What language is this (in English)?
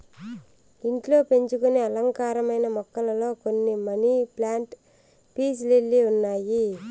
Telugu